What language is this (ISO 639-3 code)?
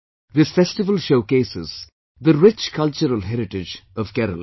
eng